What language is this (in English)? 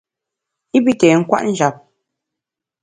Bamun